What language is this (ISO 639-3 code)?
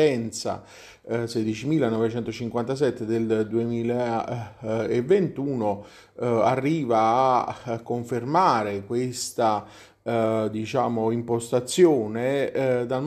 ita